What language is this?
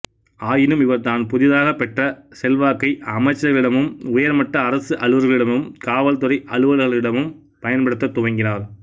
Tamil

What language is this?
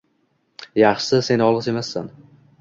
Uzbek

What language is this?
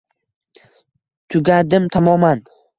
Uzbek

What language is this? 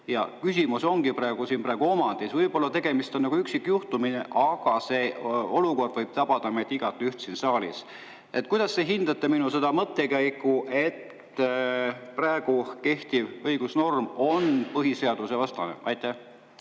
Estonian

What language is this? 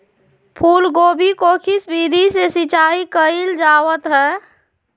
Magahi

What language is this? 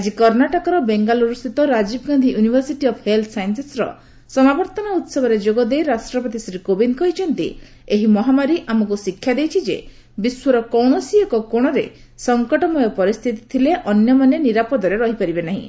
Odia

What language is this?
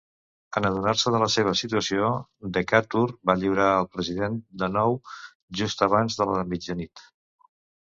Catalan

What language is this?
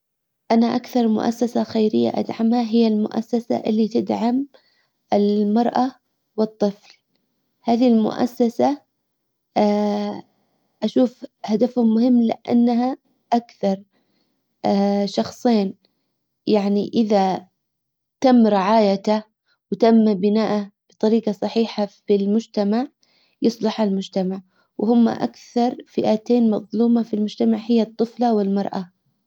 Hijazi Arabic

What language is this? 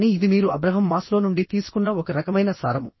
Telugu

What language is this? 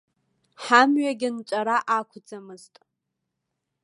Abkhazian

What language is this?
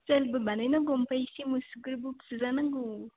Bodo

